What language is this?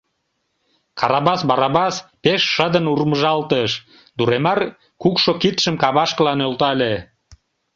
Mari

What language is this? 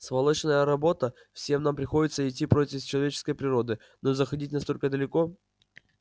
Russian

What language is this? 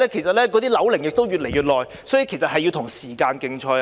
Cantonese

